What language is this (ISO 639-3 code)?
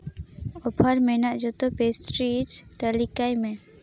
sat